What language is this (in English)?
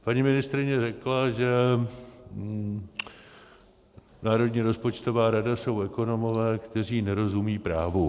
Czech